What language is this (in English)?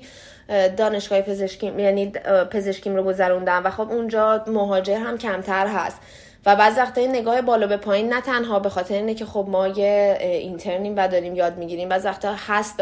Persian